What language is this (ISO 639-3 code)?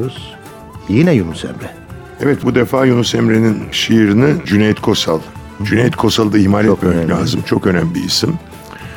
tur